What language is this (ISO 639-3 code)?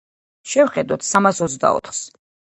kat